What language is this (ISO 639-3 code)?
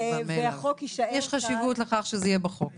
heb